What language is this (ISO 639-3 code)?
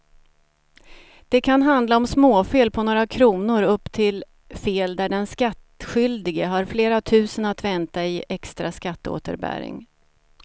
swe